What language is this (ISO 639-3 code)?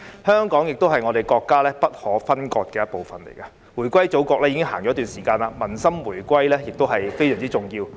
yue